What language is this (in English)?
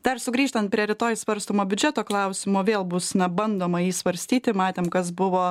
Lithuanian